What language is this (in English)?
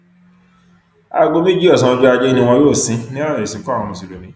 Yoruba